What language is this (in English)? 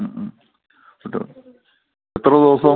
Malayalam